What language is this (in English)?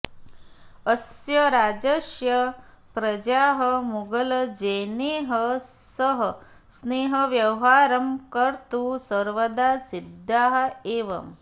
Sanskrit